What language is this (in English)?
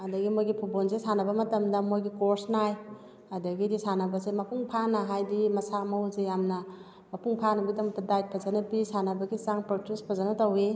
Manipuri